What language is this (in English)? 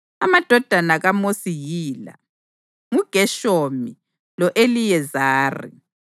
North Ndebele